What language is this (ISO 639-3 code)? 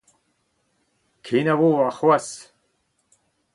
bre